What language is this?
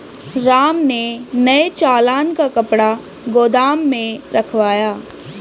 Hindi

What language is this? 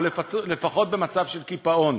Hebrew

